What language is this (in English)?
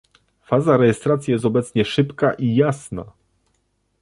Polish